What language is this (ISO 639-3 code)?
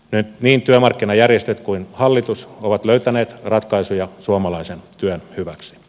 fin